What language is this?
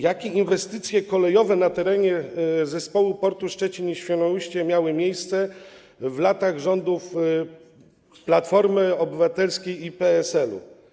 Polish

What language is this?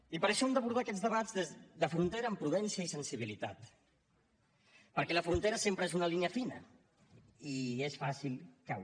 Catalan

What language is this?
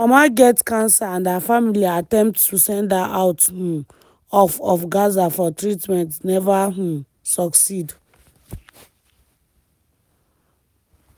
Nigerian Pidgin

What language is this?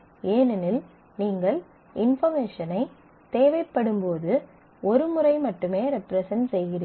Tamil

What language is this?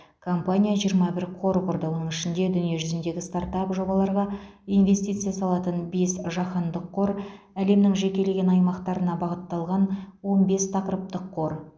Kazakh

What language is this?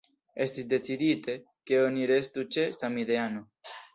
Esperanto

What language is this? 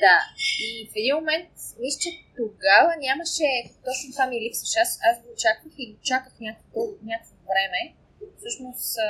Bulgarian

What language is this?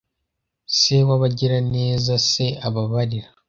Kinyarwanda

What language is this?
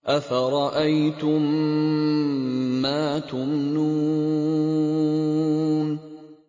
Arabic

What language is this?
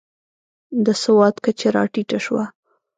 Pashto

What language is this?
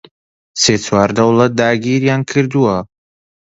Central Kurdish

